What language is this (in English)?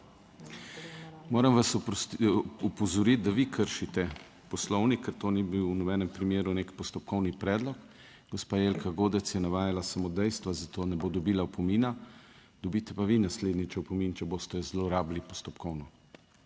Slovenian